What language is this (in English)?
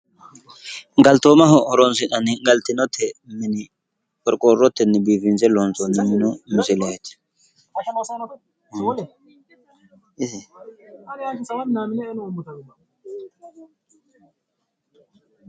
Sidamo